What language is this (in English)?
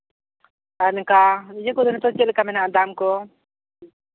Santali